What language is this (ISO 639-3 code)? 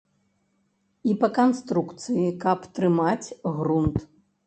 bel